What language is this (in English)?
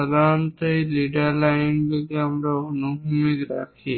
Bangla